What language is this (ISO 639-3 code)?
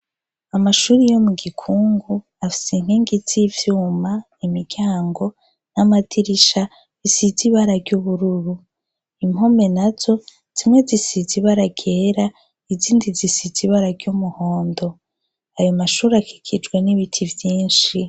run